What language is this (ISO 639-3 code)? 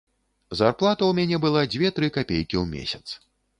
bel